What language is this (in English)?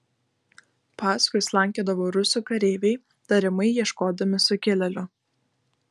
Lithuanian